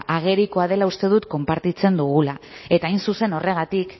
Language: Basque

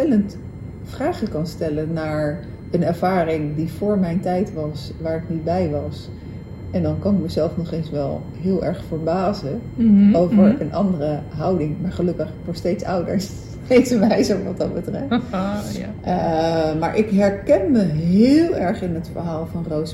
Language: Dutch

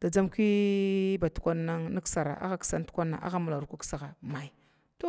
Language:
Glavda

